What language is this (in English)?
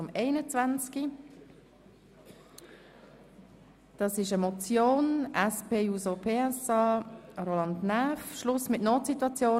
Swiss German